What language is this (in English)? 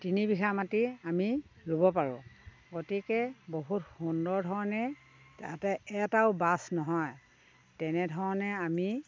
Assamese